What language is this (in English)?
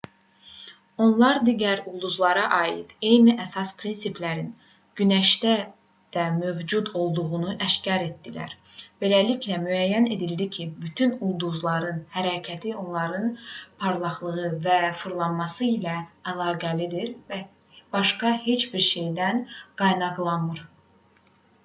Azerbaijani